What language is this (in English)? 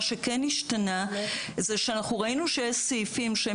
Hebrew